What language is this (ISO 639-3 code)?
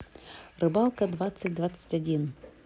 rus